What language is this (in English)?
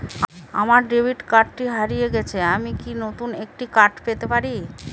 Bangla